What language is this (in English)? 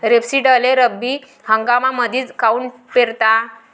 Marathi